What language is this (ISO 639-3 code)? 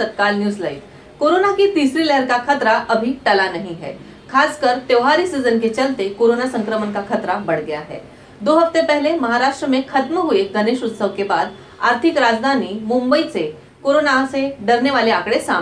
hin